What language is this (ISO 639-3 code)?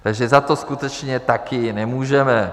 ces